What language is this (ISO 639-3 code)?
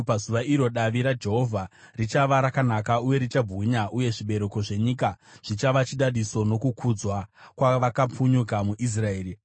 sna